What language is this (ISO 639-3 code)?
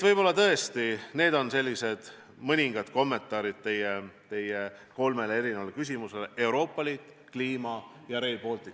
est